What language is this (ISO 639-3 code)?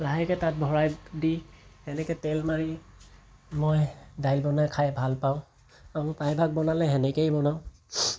asm